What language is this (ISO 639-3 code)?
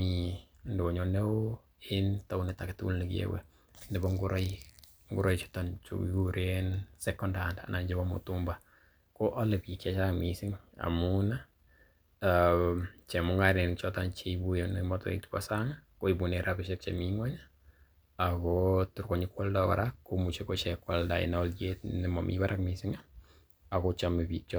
kln